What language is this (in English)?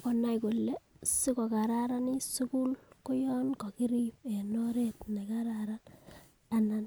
Kalenjin